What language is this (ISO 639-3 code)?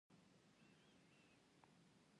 pus